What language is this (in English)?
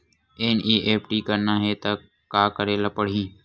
Chhattisgarhi